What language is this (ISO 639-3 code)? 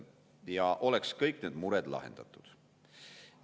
est